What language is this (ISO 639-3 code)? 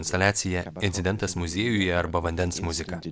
lit